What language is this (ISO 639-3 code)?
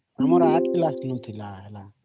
ori